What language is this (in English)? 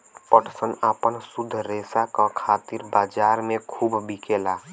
Bhojpuri